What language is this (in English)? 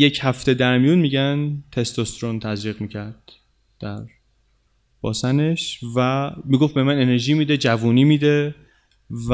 Persian